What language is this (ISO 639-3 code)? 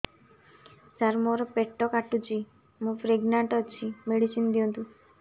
ori